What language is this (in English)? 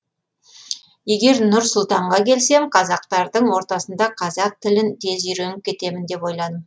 Kazakh